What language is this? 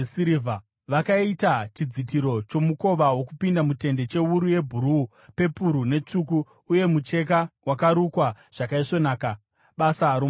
Shona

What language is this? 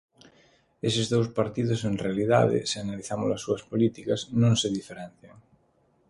Galician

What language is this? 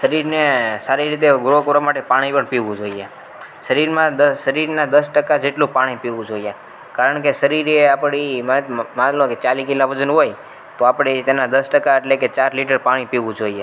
Gujarati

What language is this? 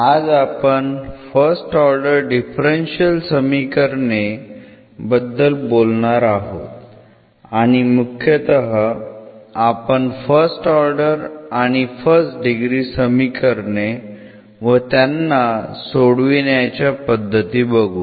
Marathi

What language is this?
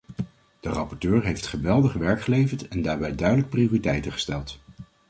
Dutch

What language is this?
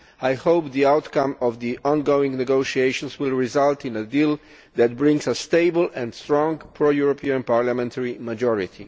English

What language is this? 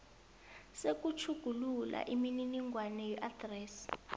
South Ndebele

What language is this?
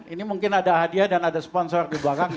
Indonesian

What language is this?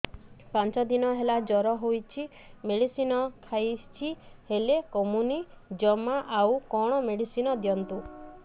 Odia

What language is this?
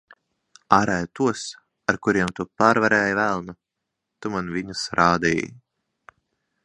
Latvian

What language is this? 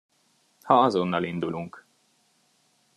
Hungarian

